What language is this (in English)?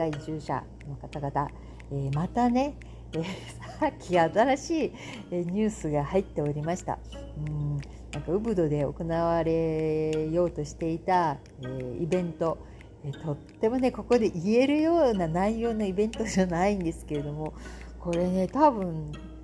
Japanese